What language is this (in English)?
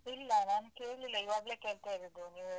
Kannada